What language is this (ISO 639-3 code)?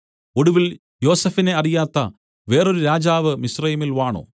mal